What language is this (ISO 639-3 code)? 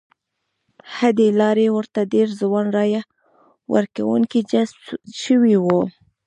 pus